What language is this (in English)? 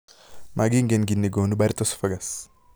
Kalenjin